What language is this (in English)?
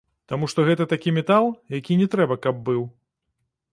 Belarusian